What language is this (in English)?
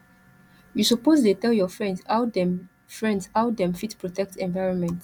Nigerian Pidgin